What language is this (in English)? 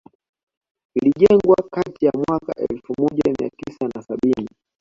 Swahili